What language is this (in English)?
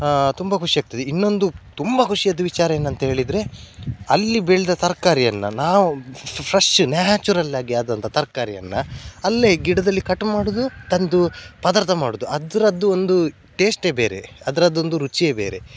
Kannada